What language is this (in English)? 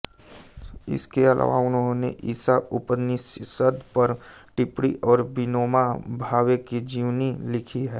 Hindi